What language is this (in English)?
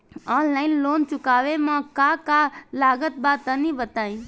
Bhojpuri